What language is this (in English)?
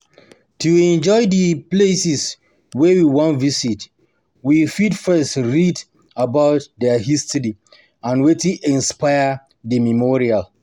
Nigerian Pidgin